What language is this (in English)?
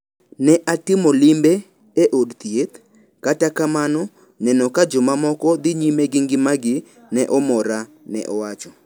Luo (Kenya and Tanzania)